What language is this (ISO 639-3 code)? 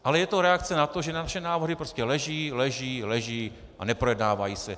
ces